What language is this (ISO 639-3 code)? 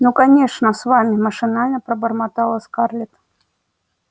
rus